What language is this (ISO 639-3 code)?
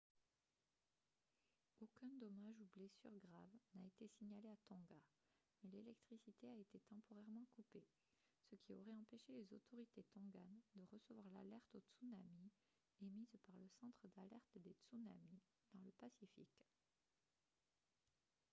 fra